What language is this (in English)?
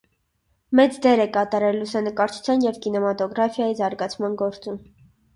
Armenian